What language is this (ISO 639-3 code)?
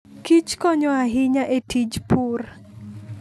luo